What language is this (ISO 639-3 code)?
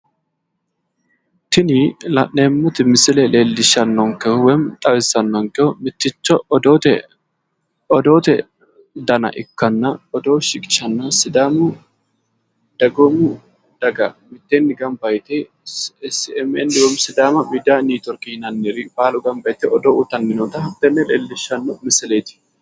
sid